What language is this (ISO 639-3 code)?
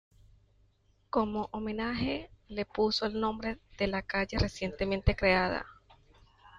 spa